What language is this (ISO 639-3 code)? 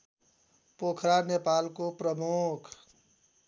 nep